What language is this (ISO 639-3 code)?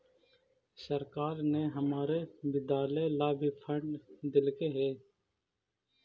mag